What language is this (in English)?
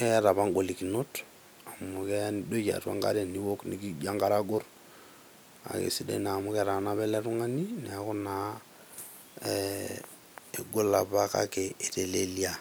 Masai